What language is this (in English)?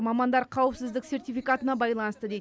Kazakh